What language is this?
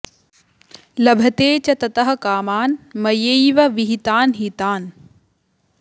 Sanskrit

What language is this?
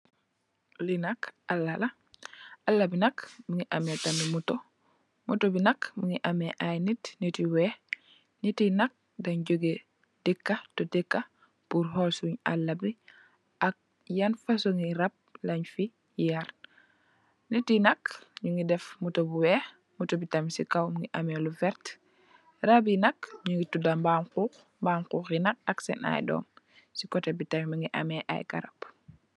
Wolof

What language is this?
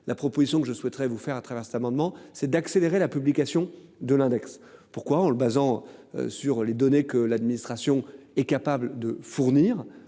French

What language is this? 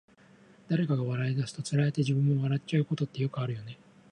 Japanese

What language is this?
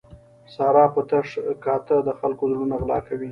Pashto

